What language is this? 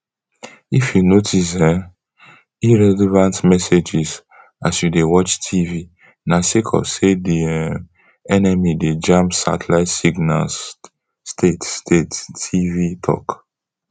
Nigerian Pidgin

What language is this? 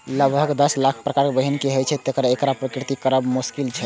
Maithili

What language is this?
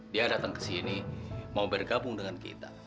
Indonesian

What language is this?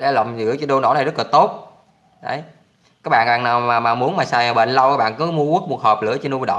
Vietnamese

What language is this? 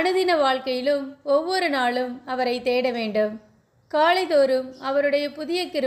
Romanian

